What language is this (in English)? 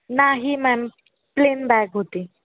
Marathi